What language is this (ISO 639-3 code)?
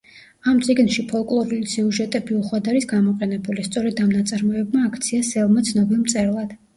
kat